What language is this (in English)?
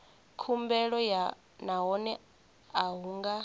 Venda